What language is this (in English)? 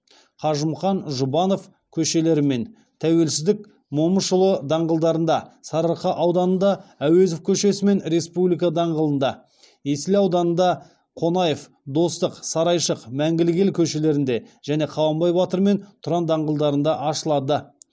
Kazakh